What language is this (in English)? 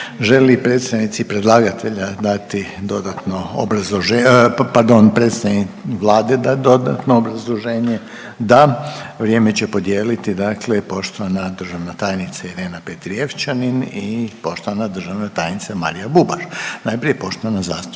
Croatian